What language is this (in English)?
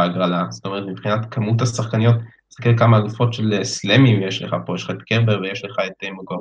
Hebrew